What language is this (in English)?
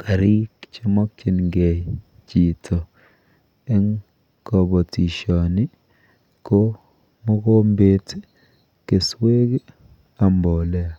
Kalenjin